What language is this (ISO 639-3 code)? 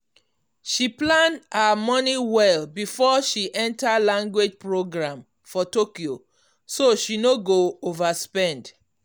pcm